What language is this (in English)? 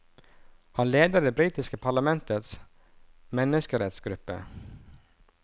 Norwegian